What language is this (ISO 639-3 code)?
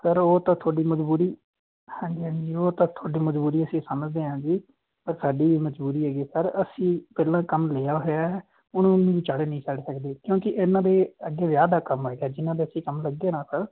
pan